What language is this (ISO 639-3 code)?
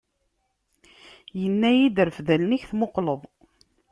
kab